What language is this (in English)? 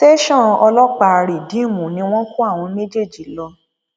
Yoruba